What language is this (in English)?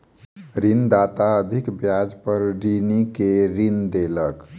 Maithili